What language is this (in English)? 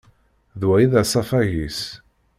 Kabyle